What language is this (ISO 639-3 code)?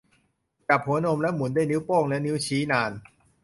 tha